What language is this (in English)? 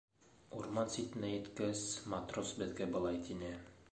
Bashkir